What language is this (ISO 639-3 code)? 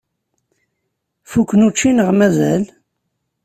kab